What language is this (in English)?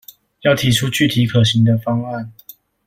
Chinese